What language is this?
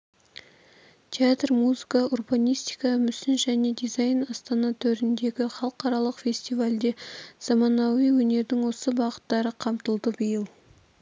Kazakh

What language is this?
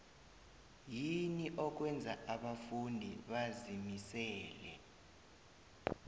South Ndebele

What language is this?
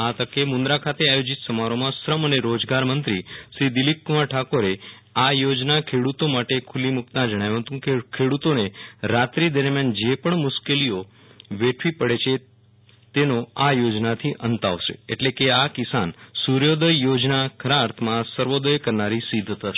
Gujarati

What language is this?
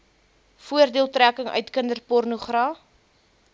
Afrikaans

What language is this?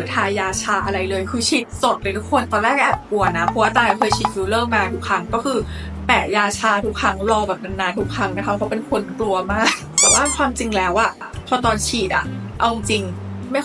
Thai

